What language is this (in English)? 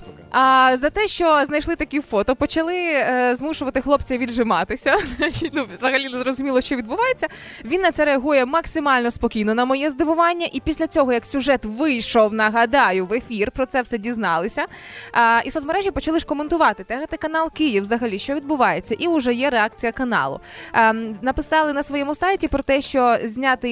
Ukrainian